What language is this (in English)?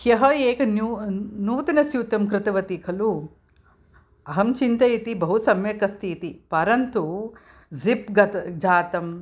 Sanskrit